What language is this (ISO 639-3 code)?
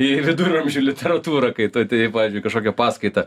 lit